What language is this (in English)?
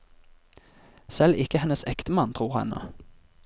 Norwegian